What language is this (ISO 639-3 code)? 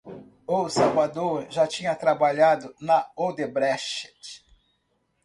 por